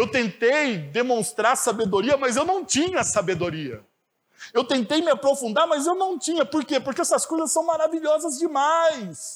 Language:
Portuguese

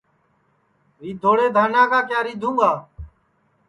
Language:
Sansi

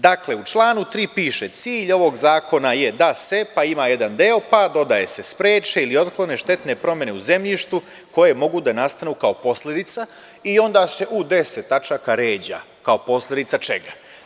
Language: Serbian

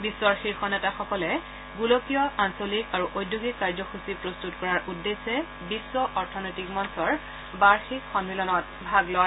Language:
Assamese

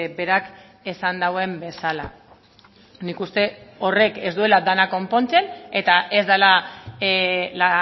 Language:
Basque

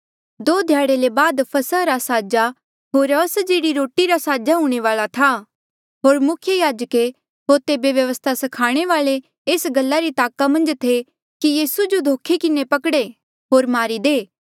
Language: Mandeali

